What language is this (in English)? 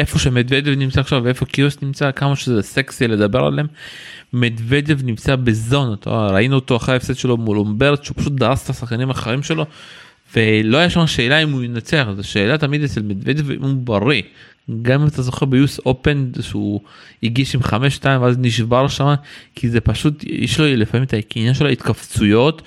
Hebrew